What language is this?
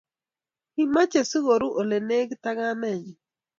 Kalenjin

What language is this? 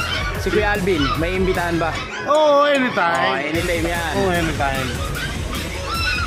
Filipino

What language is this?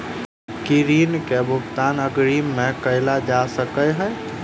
Maithili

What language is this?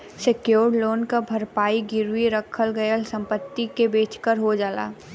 Bhojpuri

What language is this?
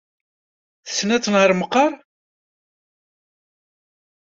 Kabyle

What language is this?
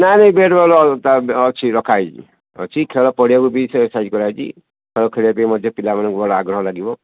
Odia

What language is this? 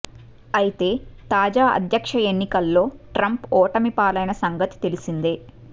Telugu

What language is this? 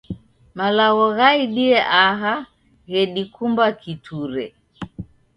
Taita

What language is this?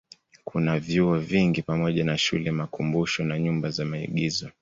Swahili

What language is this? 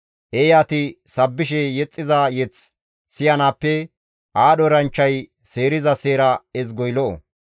Gamo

